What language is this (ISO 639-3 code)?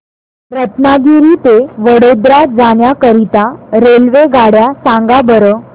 mar